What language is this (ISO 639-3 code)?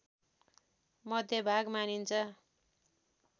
nep